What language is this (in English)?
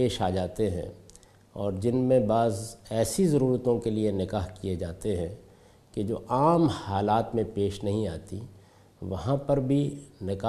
Urdu